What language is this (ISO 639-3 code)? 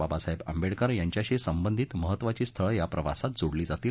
mar